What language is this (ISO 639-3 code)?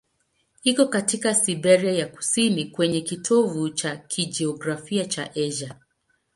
swa